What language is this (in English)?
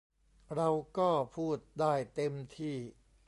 Thai